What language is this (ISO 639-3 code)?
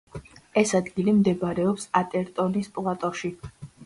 kat